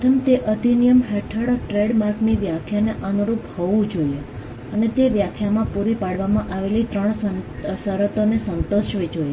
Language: Gujarati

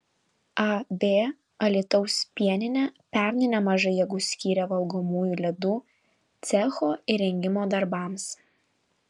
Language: Lithuanian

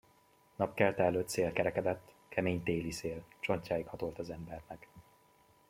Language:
Hungarian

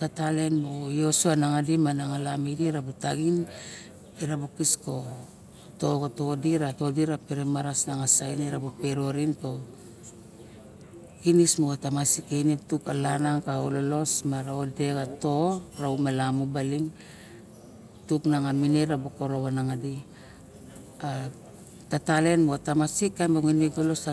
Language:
Barok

